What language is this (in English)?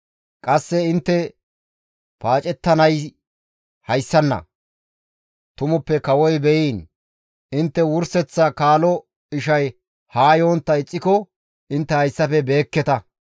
Gamo